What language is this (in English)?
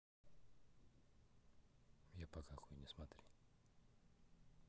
Russian